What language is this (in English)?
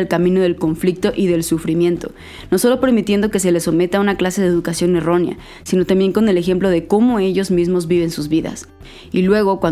Spanish